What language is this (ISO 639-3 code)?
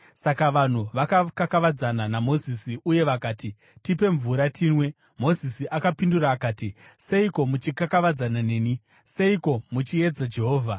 sna